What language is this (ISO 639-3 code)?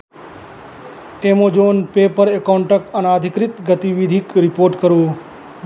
mai